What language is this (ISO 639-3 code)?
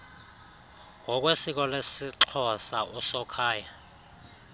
xho